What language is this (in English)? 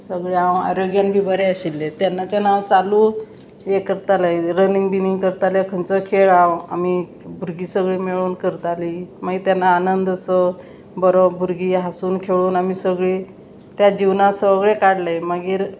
Konkani